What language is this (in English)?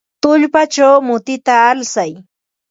Ambo-Pasco Quechua